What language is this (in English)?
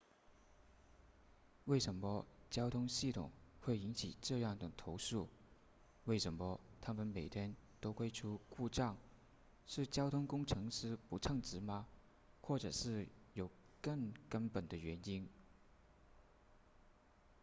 Chinese